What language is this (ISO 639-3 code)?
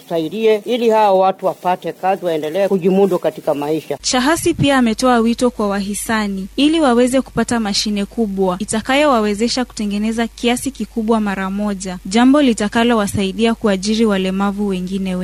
swa